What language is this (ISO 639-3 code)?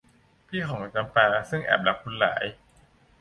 tha